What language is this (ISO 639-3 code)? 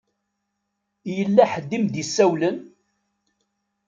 kab